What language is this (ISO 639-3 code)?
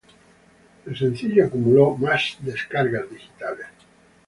spa